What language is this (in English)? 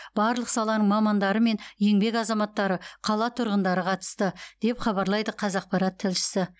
Kazakh